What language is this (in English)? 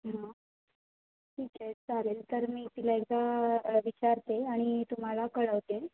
Marathi